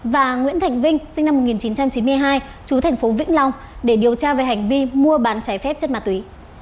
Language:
Vietnamese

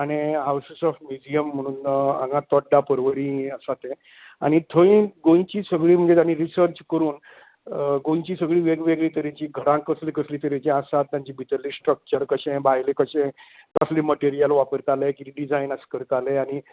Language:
Konkani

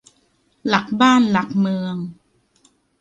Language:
Thai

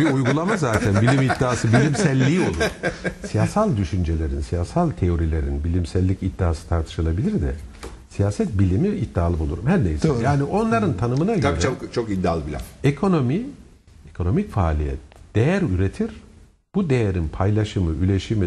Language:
Turkish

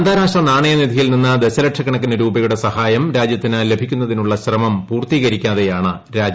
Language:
Malayalam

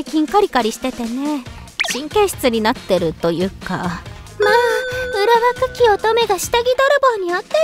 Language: Japanese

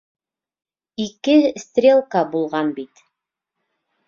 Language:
Bashkir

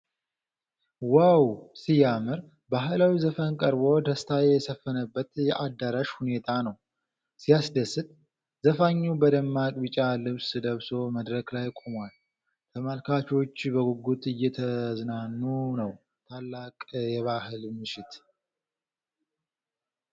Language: Amharic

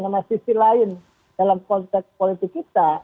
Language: Indonesian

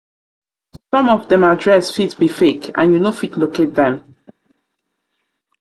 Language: Nigerian Pidgin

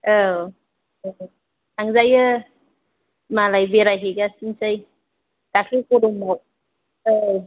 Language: Bodo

